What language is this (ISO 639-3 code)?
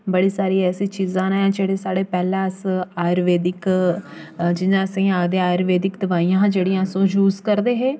doi